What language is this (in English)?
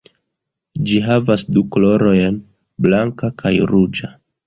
Esperanto